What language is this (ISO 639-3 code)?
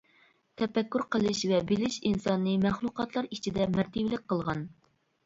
uig